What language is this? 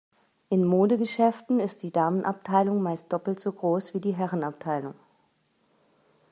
German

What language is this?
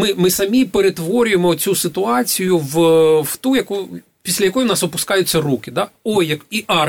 Ukrainian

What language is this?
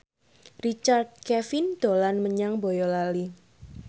Javanese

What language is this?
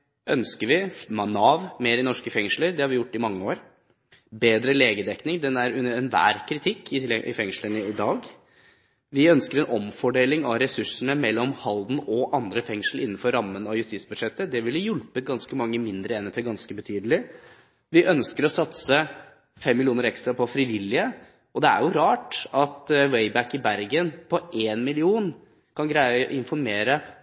Norwegian Bokmål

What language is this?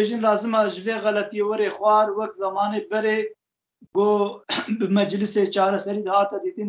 Arabic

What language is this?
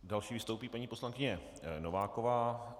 Czech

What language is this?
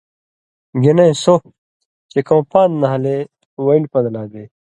Indus Kohistani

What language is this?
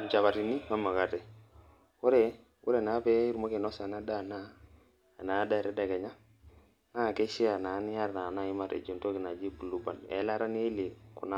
Masai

